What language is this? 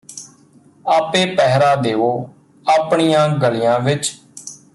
Punjabi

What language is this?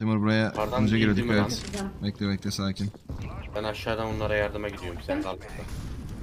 Turkish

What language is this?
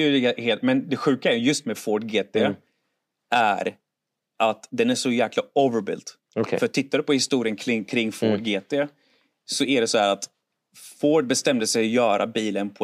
Swedish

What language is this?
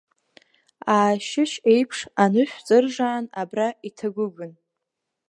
Abkhazian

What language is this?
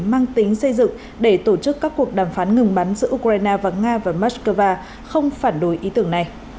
Vietnamese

